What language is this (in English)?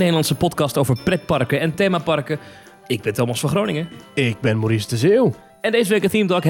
Dutch